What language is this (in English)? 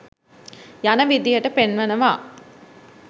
Sinhala